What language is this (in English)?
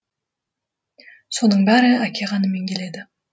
Kazakh